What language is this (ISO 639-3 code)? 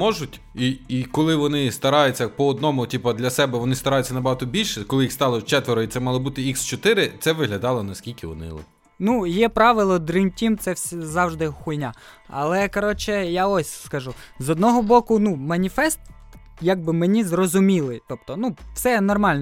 ukr